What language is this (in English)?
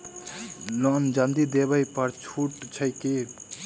Maithili